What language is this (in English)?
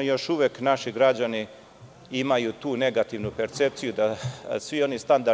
Serbian